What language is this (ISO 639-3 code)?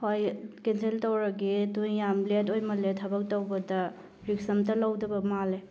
mni